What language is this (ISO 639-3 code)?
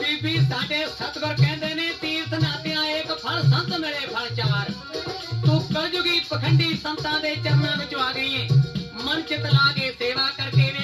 hin